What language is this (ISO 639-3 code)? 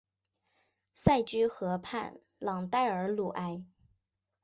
zho